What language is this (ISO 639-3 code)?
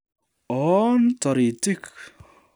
kln